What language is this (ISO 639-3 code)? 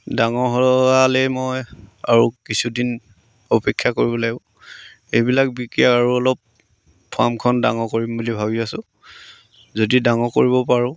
asm